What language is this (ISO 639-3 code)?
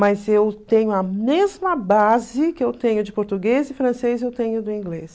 por